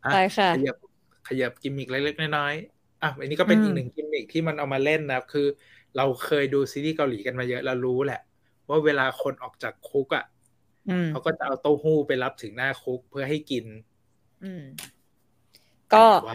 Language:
Thai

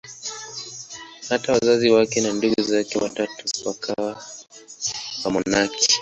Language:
Swahili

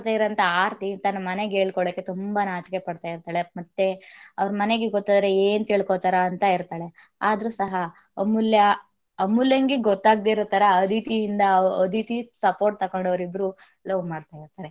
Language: Kannada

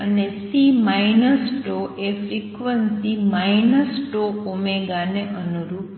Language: Gujarati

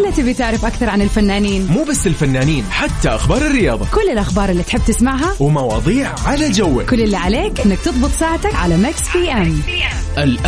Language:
Arabic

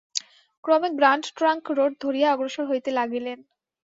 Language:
Bangla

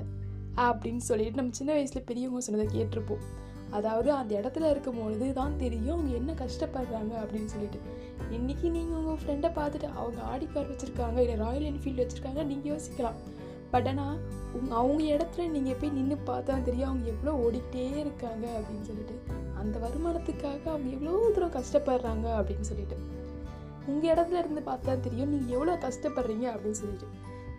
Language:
Tamil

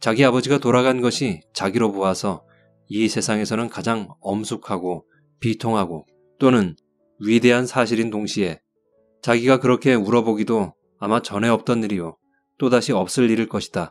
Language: Korean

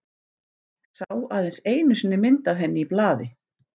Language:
Icelandic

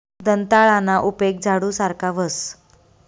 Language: Marathi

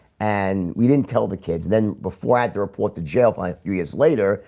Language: English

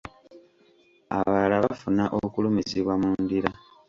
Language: Ganda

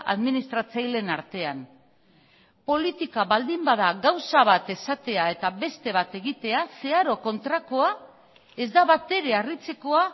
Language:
Basque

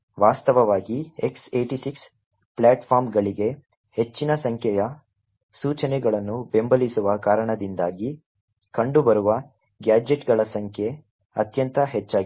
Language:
Kannada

